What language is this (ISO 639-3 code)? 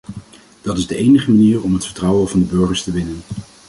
nld